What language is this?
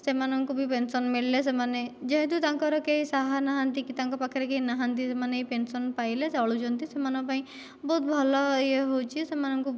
Odia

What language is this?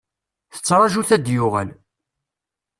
Kabyle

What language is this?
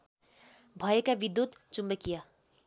Nepali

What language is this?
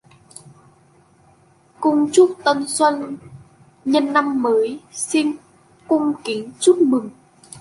Vietnamese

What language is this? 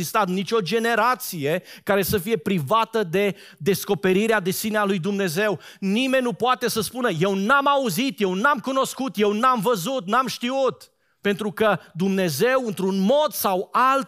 Romanian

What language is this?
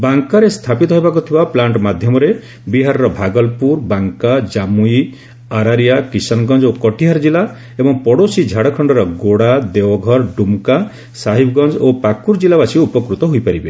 Odia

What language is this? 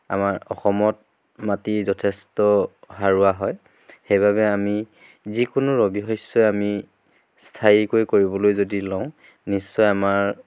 Assamese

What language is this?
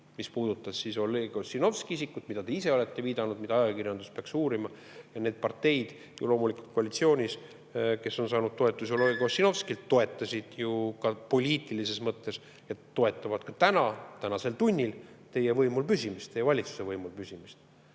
Estonian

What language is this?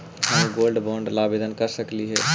Magahi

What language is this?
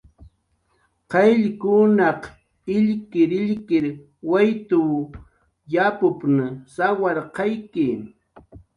Jaqaru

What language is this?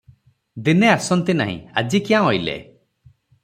Odia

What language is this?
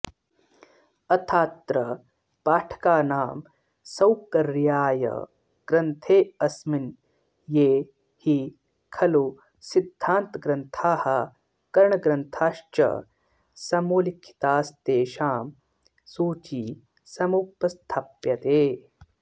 Sanskrit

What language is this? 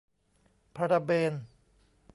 Thai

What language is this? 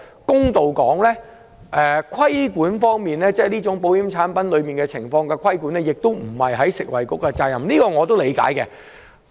Cantonese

